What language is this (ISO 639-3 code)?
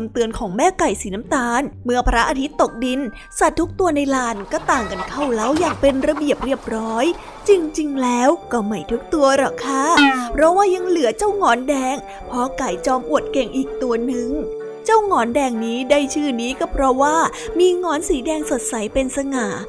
tha